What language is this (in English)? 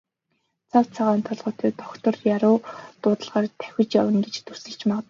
Mongolian